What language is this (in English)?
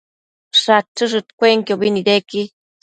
Matsés